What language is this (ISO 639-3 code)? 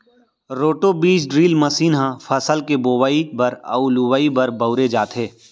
hne